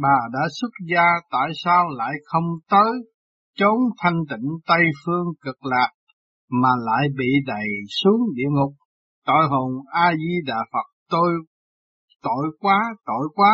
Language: Vietnamese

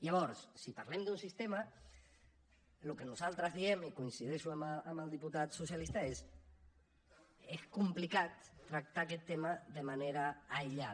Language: Catalan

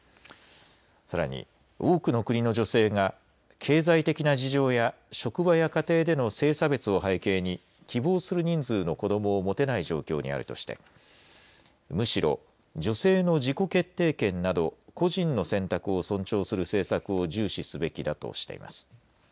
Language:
Japanese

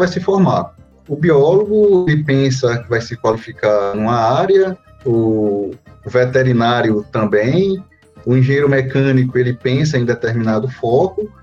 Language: Portuguese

